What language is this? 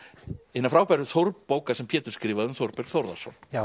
Icelandic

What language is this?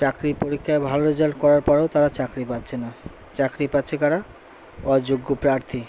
Bangla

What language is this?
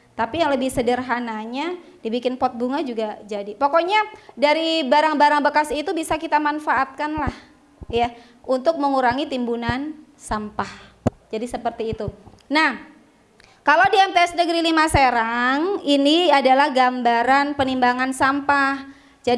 Indonesian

